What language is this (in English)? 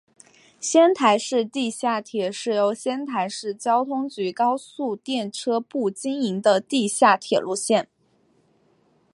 Chinese